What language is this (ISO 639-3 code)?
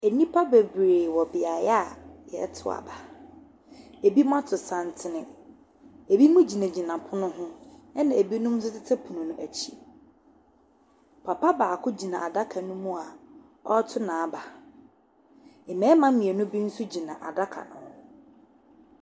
aka